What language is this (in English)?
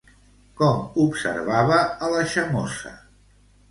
Catalan